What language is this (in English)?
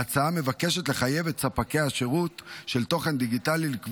Hebrew